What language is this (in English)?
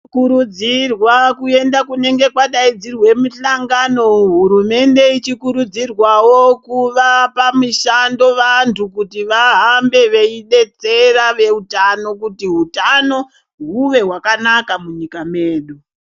Ndau